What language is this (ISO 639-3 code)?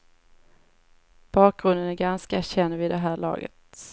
swe